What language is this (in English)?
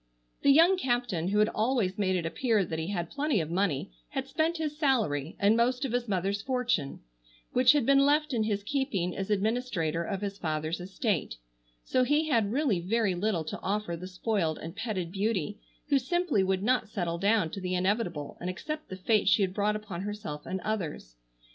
English